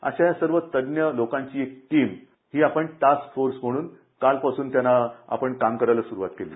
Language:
Marathi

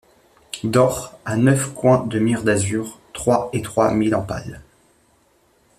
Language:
French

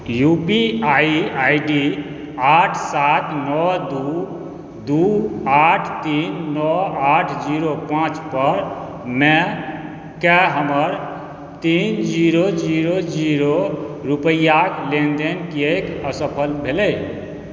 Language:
Maithili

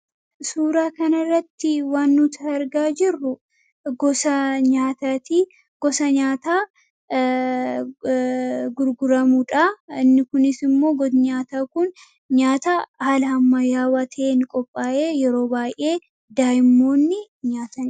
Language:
Oromo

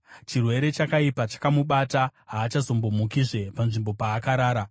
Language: Shona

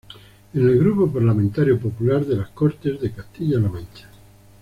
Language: Spanish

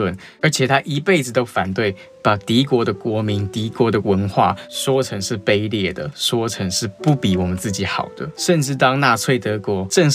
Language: Chinese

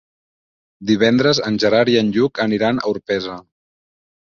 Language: Catalan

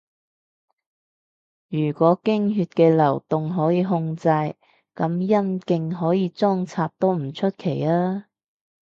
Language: Cantonese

